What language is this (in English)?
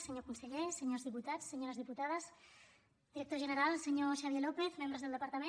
Catalan